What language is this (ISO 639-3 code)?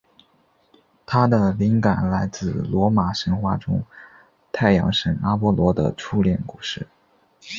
zho